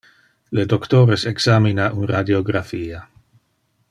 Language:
Interlingua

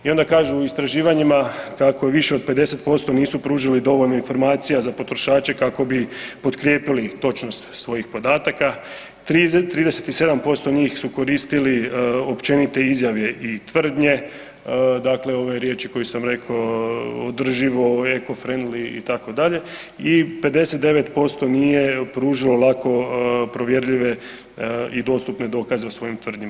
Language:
Croatian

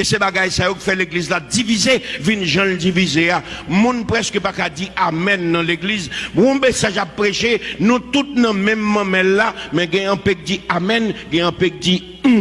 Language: French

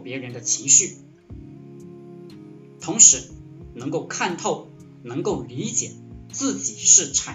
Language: Chinese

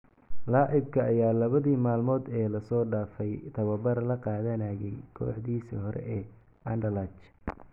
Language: Somali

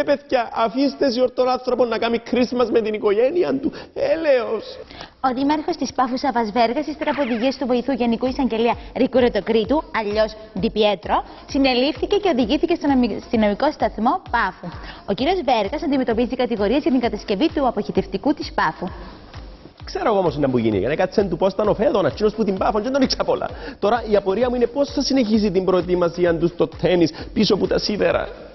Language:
Greek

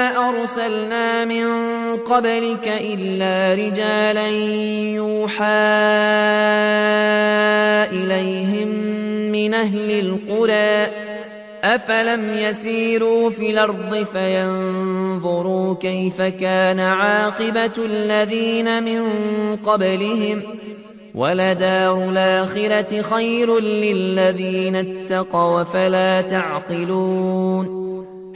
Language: Arabic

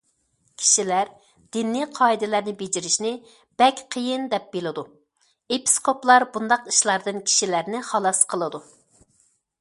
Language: Uyghur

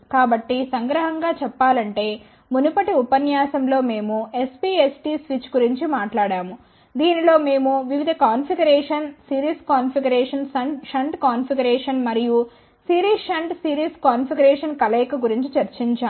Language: Telugu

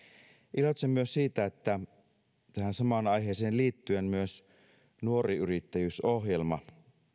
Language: Finnish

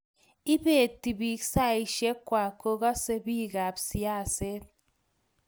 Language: Kalenjin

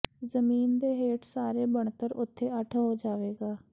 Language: Punjabi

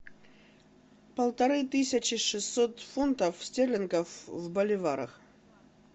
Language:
Russian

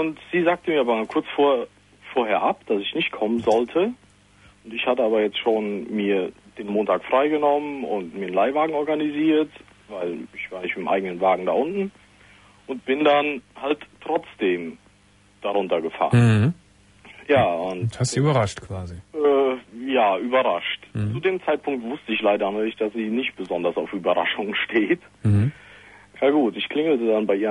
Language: German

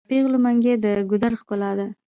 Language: Pashto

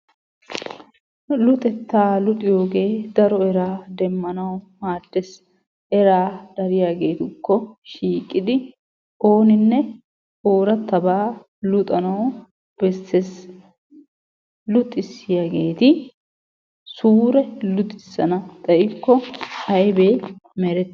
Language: Wolaytta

